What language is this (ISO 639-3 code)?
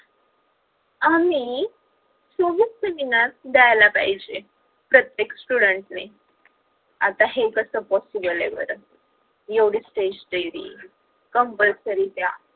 mar